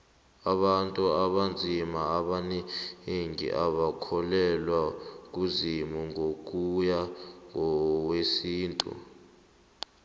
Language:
South Ndebele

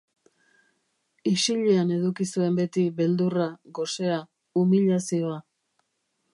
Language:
Basque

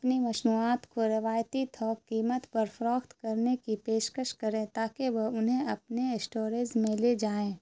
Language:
Urdu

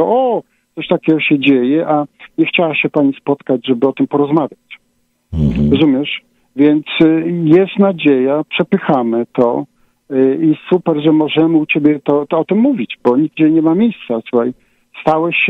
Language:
Polish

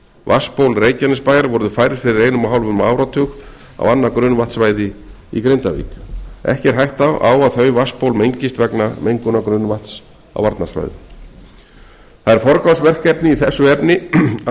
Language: Icelandic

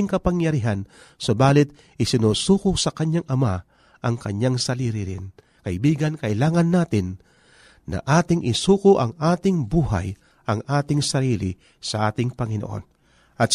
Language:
Filipino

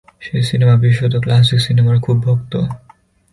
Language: Bangla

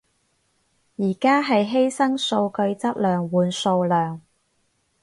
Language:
Cantonese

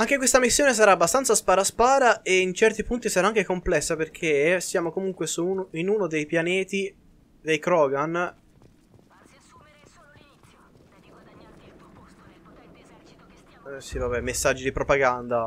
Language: Italian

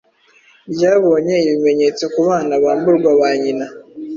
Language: Kinyarwanda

